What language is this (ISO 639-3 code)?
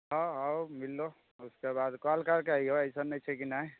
mai